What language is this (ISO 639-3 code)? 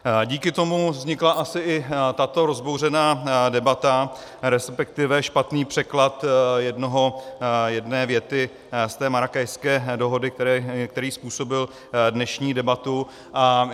ces